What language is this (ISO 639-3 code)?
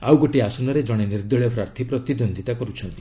ori